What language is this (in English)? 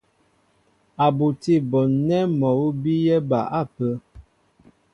Mbo (Cameroon)